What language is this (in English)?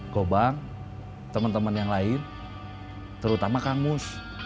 Indonesian